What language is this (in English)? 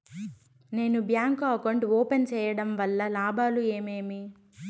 Telugu